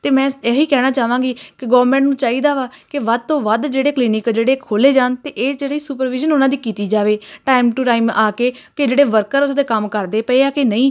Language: Punjabi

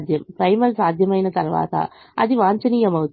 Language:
Telugu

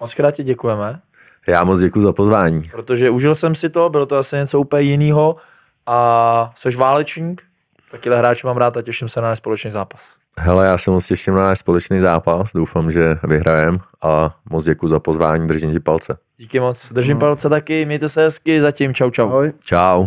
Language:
Czech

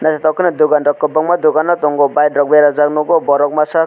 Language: Kok Borok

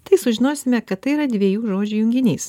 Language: Lithuanian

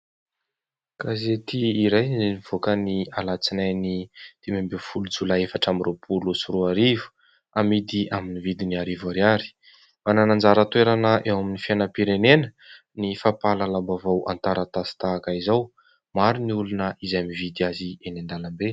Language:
Malagasy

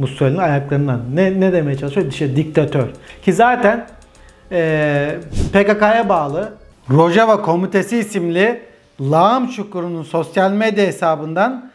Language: Turkish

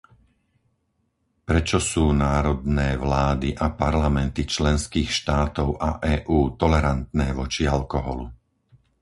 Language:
Slovak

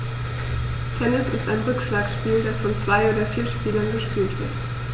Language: German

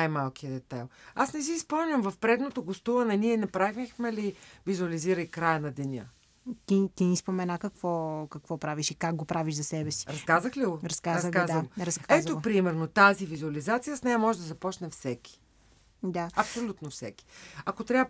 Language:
Bulgarian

